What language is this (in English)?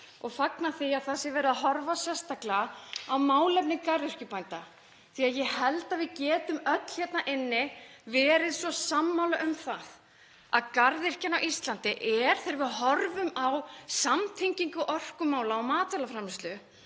Icelandic